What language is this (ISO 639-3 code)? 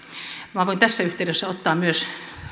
fin